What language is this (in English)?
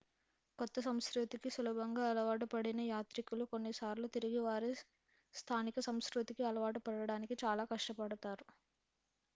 Telugu